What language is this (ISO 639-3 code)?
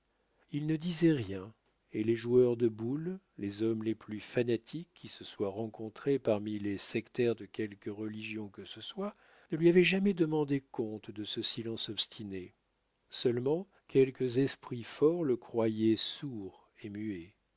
fra